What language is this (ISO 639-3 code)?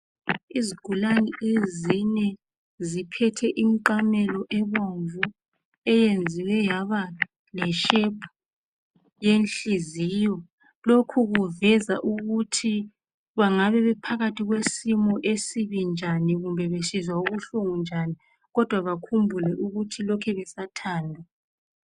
nde